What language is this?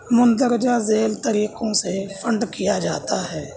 Urdu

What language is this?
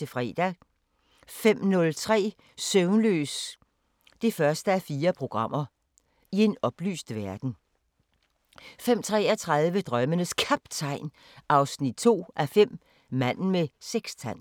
Danish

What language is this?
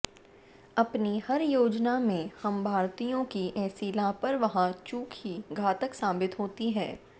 Hindi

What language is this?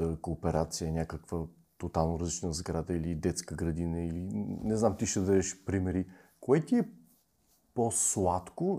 Bulgarian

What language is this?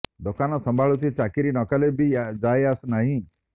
Odia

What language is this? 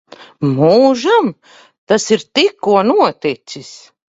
Latvian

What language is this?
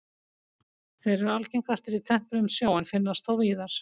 Icelandic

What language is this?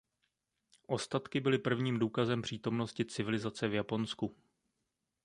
Czech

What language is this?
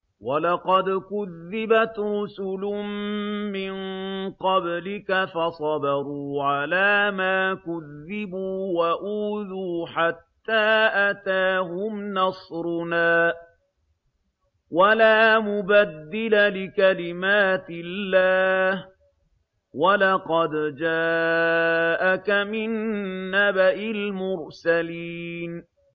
Arabic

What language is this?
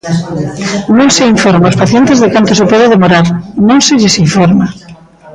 Galician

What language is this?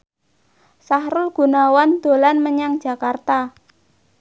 Javanese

